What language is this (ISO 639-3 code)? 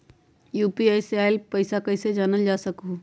mag